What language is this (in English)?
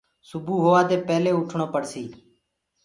Gurgula